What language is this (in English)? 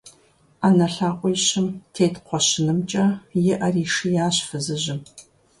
Kabardian